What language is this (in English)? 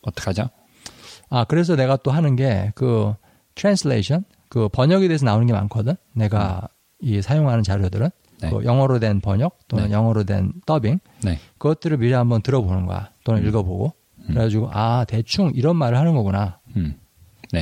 Korean